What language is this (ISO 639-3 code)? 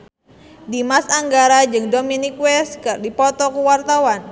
sun